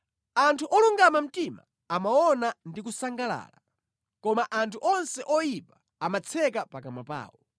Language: Nyanja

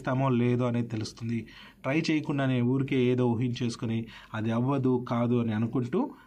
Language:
Telugu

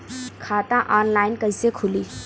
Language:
Bhojpuri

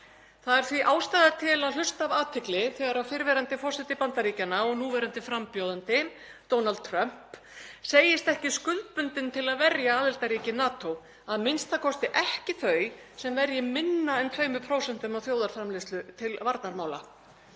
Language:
Icelandic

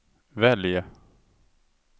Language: Swedish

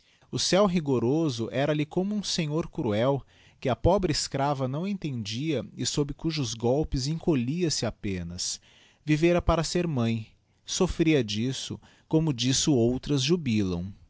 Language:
Portuguese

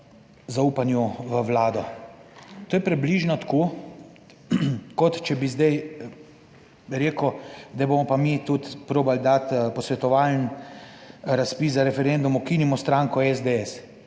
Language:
Slovenian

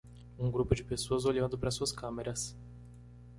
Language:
Portuguese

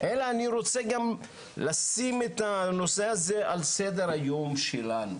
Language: Hebrew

